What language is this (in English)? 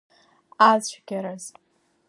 Abkhazian